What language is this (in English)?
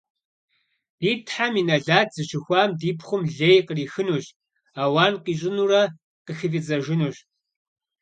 Kabardian